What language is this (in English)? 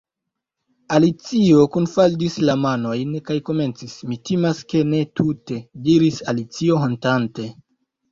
Esperanto